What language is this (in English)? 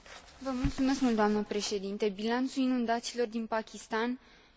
Romanian